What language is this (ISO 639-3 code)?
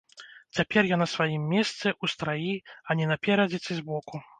bel